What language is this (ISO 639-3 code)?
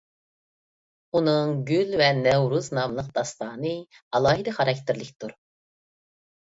uig